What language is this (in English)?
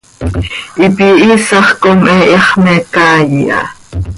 Seri